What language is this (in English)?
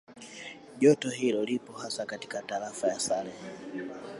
Swahili